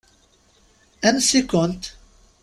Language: Kabyle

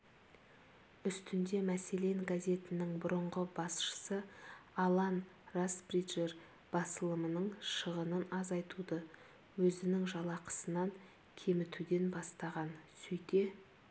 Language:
Kazakh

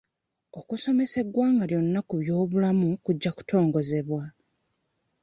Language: Ganda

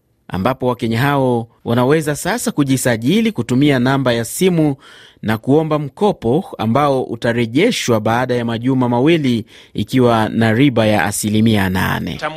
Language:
Swahili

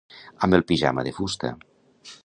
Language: Catalan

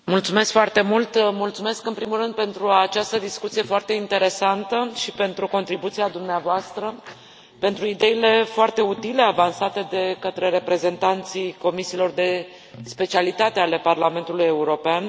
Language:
Romanian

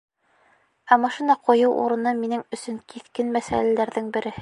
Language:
Bashkir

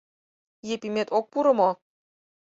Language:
Mari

